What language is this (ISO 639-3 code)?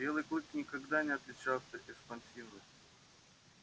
rus